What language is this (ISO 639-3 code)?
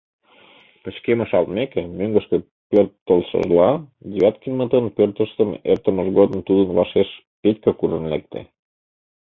chm